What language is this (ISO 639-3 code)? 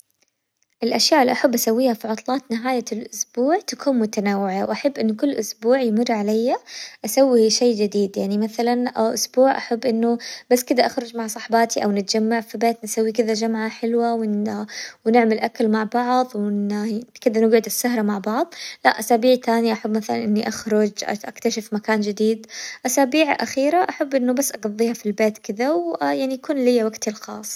acw